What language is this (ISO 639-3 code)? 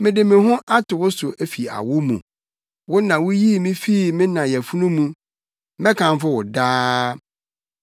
aka